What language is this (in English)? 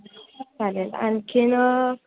Marathi